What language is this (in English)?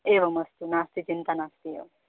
Sanskrit